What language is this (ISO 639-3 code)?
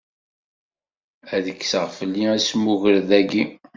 kab